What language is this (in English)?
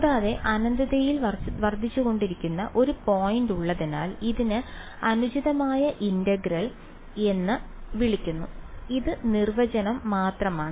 Malayalam